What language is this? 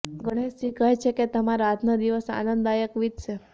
Gujarati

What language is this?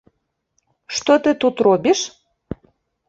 Belarusian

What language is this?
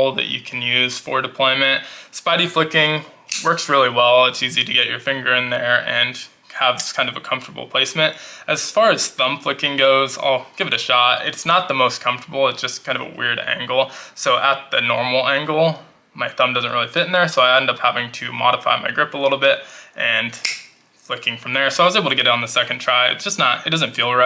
English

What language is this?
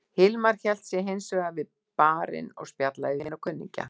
Icelandic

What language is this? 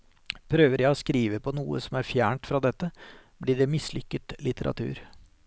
Norwegian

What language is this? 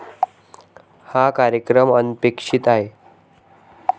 Marathi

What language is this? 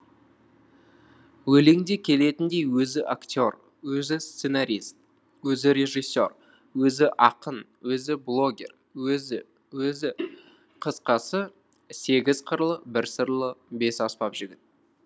Kazakh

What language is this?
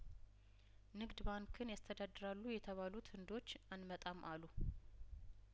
Amharic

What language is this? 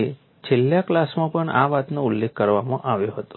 Gujarati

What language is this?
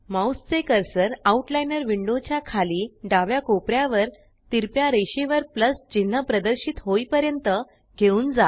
Marathi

